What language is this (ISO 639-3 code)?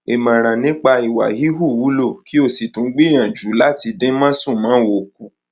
yor